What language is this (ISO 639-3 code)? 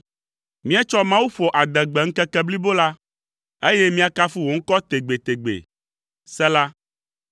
ewe